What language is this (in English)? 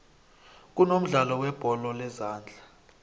South Ndebele